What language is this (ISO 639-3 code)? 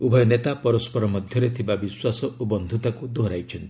ori